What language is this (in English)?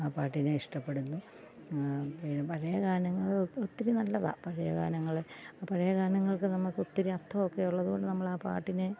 Malayalam